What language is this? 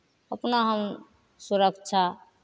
Maithili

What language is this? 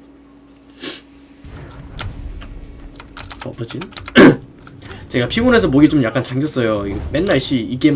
Korean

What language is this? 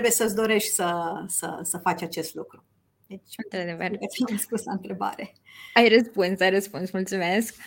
Romanian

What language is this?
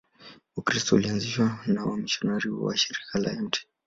Swahili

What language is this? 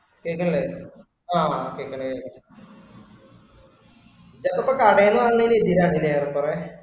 Malayalam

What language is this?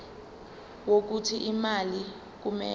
Zulu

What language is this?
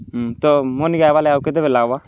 Odia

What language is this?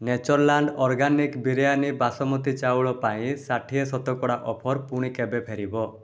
Odia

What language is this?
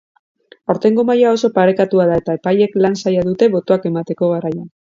Basque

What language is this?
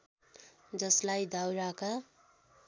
Nepali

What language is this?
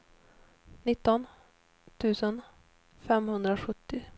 Swedish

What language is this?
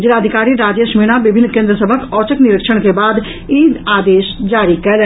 Maithili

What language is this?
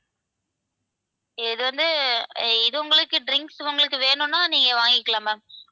Tamil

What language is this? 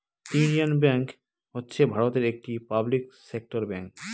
Bangla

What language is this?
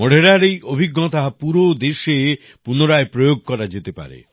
Bangla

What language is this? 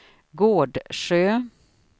Swedish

